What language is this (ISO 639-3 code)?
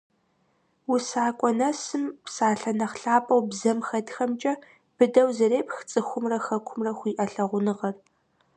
kbd